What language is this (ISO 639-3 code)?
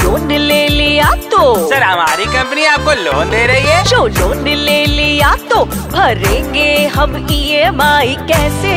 hin